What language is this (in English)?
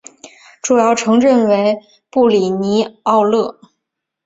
Chinese